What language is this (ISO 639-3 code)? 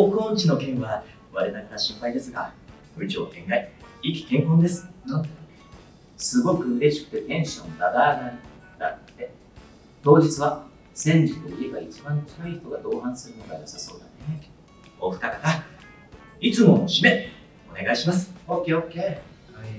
jpn